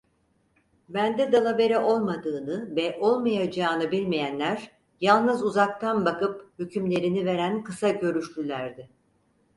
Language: Turkish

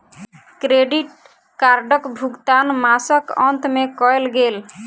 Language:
Maithili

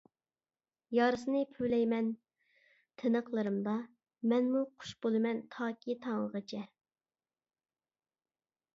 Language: Uyghur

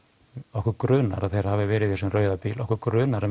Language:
Icelandic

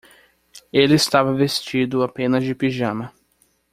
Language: Portuguese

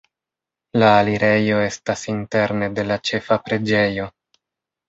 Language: Esperanto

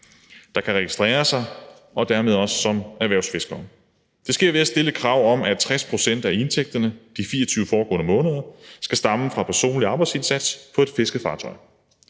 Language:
Danish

